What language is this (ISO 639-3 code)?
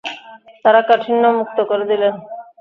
ben